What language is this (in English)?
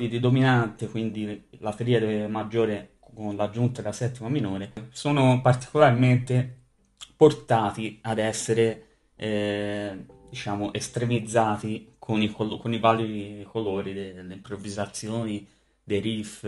Italian